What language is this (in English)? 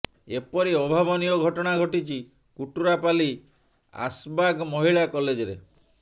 Odia